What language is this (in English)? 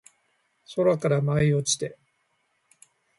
Japanese